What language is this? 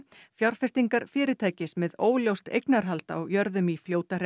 Icelandic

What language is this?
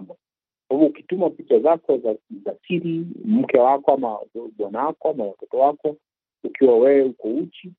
Swahili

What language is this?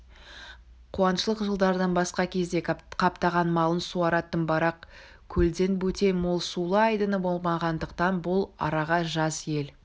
Kazakh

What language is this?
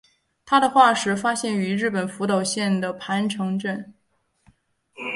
Chinese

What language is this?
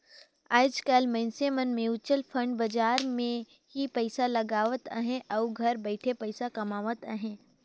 Chhattisgarhi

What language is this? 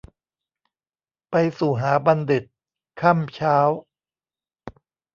Thai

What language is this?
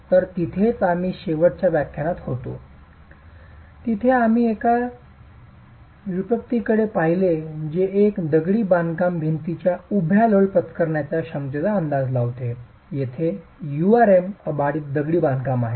Marathi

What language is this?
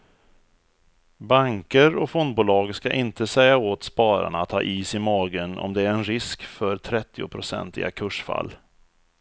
Swedish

